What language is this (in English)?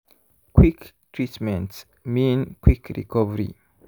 Nigerian Pidgin